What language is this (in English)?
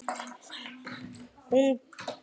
Icelandic